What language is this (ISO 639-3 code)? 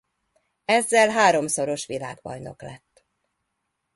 hun